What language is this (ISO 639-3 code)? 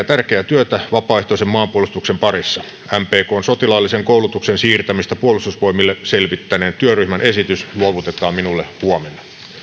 fin